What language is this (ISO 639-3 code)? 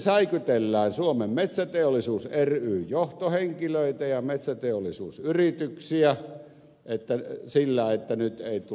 fin